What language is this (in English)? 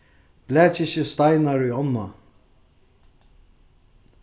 Faroese